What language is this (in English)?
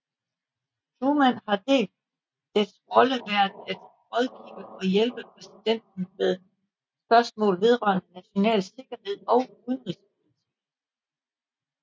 Danish